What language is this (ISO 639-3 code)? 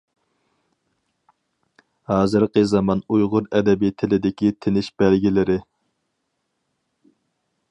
uig